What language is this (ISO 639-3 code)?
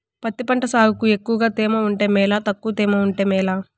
tel